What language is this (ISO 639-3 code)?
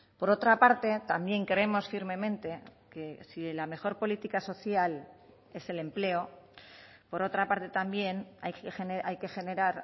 spa